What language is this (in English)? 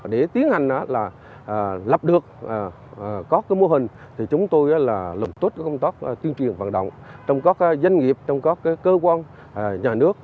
Vietnamese